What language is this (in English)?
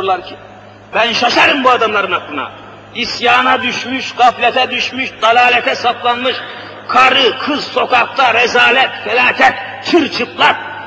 Turkish